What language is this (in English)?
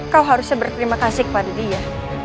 Indonesian